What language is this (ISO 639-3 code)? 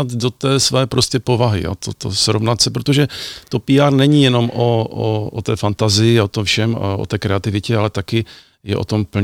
ces